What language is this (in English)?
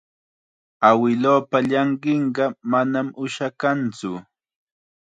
Chiquián Ancash Quechua